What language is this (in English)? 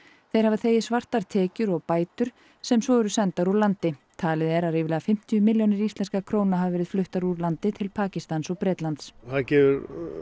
Icelandic